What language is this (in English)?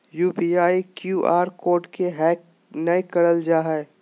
Magahi